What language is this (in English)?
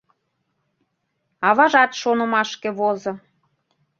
Mari